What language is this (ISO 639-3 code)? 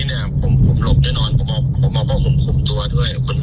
tha